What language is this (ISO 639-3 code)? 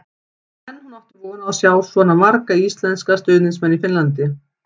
isl